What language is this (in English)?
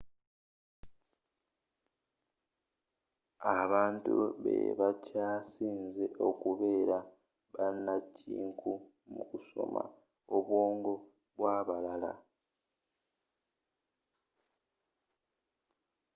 Ganda